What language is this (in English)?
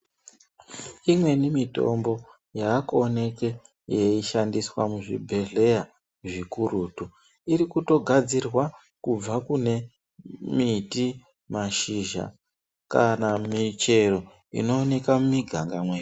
Ndau